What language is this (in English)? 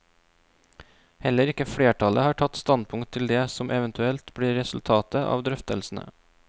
Norwegian